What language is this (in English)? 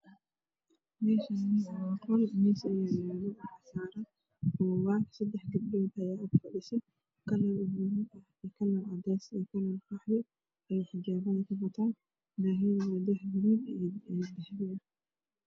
Somali